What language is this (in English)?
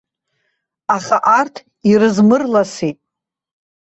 Abkhazian